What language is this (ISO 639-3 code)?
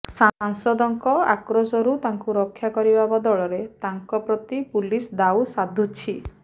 ori